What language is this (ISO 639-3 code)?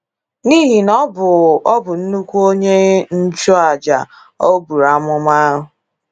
ibo